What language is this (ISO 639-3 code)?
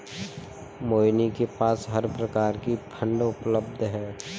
hin